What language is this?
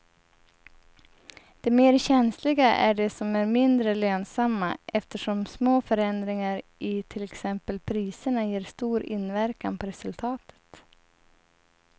Swedish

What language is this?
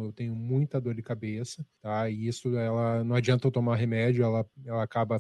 Portuguese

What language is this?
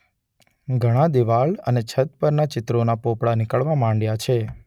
Gujarati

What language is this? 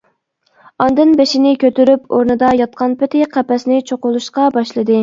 Uyghur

